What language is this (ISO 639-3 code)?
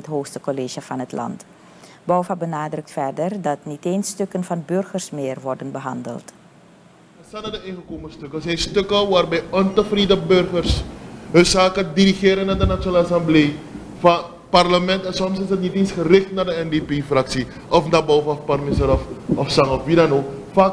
nld